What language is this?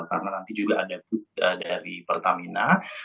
Indonesian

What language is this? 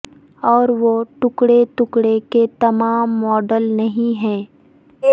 Urdu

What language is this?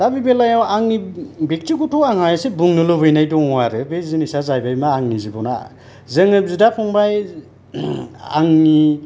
Bodo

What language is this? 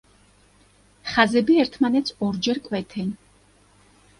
Georgian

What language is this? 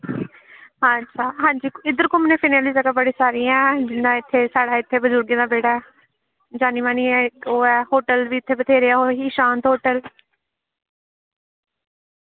Dogri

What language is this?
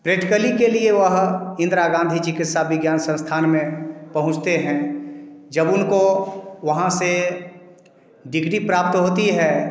Hindi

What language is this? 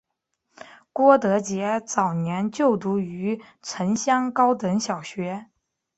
Chinese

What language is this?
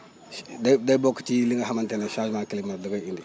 Wolof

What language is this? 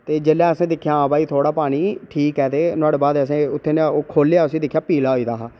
Dogri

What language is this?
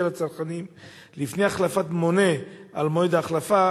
Hebrew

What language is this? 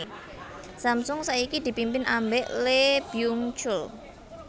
Javanese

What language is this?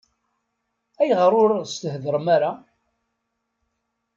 Kabyle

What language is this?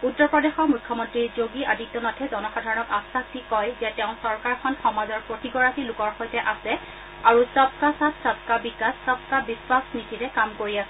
Assamese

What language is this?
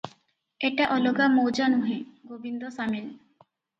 Odia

